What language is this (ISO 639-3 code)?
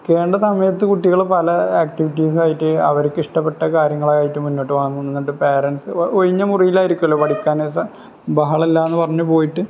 mal